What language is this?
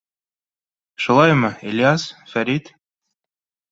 Bashkir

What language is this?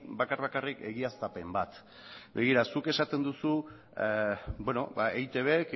Basque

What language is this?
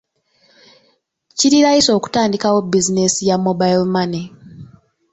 Ganda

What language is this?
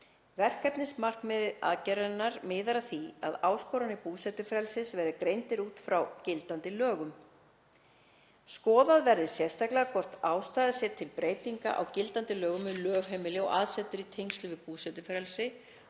Icelandic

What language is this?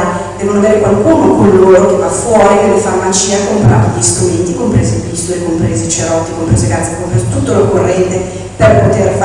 Italian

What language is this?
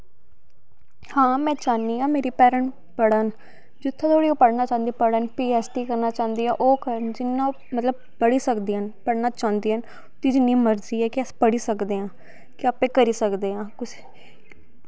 Dogri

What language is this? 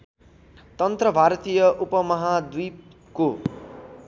Nepali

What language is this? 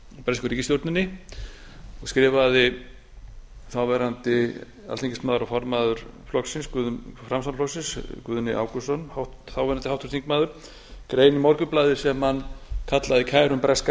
Icelandic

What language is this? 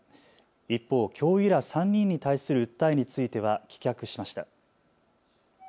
Japanese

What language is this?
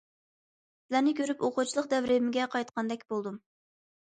Uyghur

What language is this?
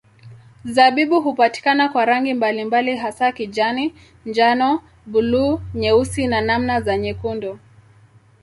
Swahili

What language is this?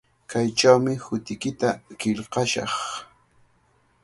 Cajatambo North Lima Quechua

